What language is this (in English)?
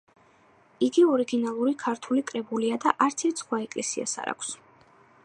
Georgian